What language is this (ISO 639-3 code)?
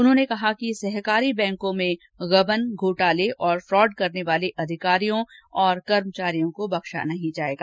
hin